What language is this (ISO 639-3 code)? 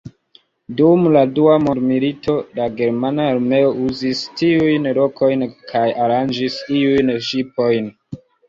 epo